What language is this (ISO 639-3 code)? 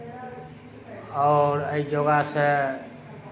mai